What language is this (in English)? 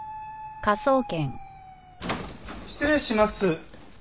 Japanese